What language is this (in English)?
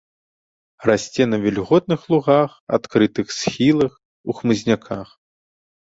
Belarusian